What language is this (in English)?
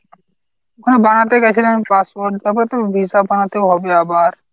Bangla